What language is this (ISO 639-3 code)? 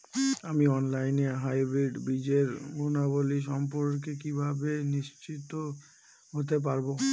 ben